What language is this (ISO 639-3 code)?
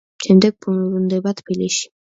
kat